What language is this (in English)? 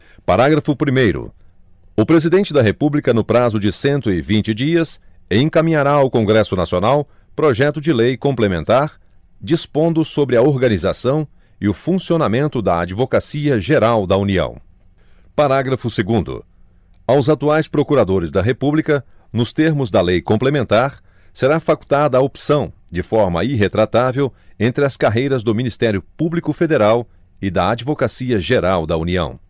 Portuguese